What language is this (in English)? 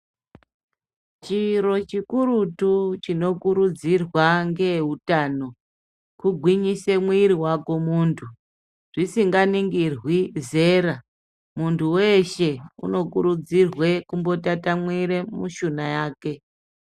Ndau